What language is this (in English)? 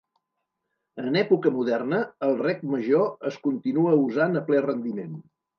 Catalan